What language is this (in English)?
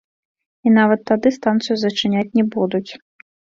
Belarusian